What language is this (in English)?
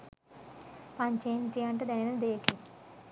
Sinhala